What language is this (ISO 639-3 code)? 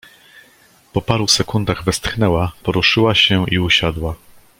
pol